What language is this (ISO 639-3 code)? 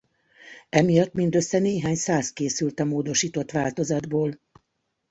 hun